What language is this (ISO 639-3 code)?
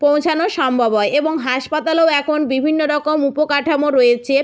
ben